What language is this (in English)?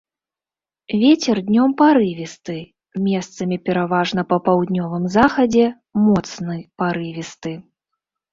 Belarusian